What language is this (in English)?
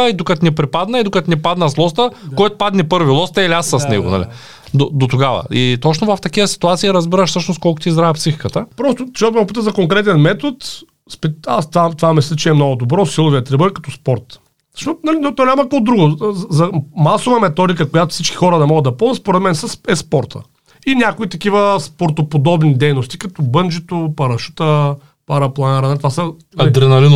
Bulgarian